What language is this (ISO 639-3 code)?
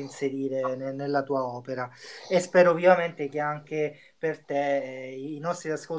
ita